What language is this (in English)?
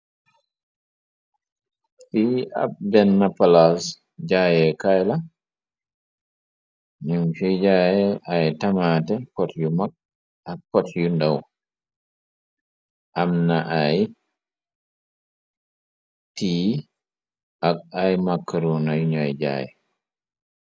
Wolof